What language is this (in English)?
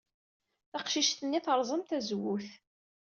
Kabyle